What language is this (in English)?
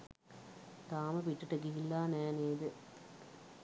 Sinhala